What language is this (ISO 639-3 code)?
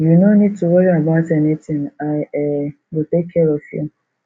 pcm